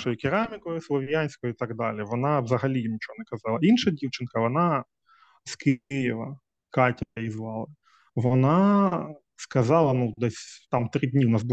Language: Ukrainian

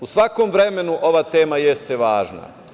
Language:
Serbian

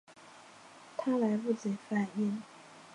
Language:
Chinese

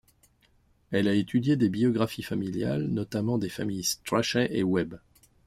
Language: French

